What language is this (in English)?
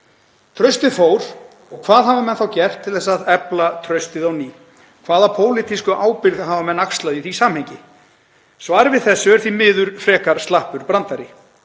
Icelandic